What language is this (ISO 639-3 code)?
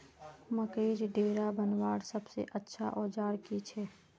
mag